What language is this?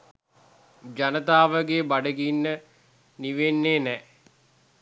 Sinhala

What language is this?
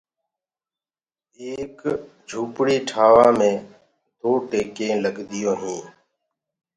Gurgula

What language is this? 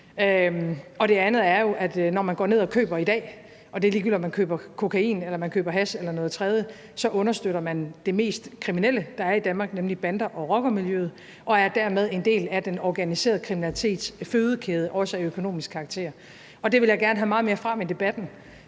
Danish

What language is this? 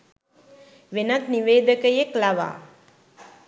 Sinhala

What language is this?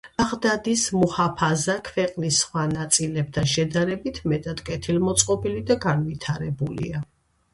Georgian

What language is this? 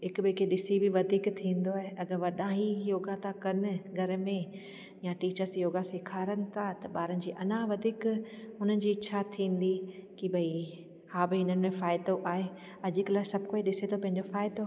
Sindhi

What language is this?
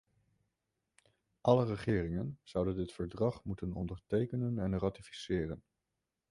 Dutch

